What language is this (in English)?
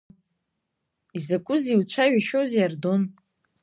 Abkhazian